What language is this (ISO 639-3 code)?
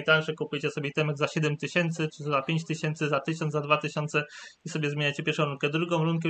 pol